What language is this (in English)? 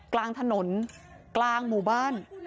Thai